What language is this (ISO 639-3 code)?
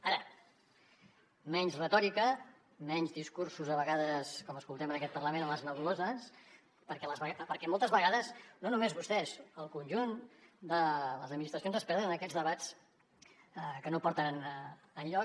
cat